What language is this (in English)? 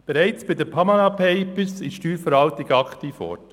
Swiss German